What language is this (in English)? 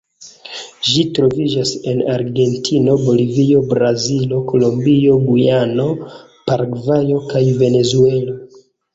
Esperanto